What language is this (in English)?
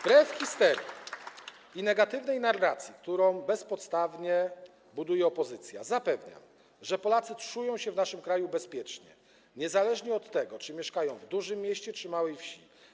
Polish